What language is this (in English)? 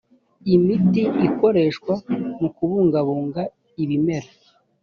Kinyarwanda